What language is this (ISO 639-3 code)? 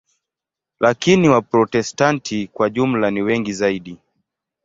swa